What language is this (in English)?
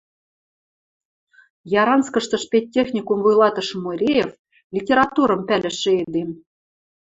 Western Mari